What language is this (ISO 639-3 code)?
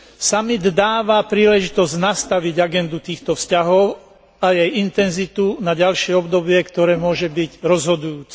slk